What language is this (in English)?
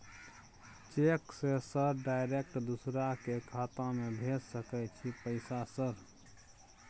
Maithili